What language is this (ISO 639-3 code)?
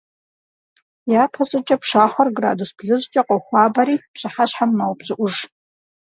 kbd